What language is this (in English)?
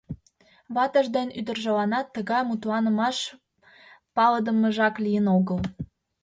Mari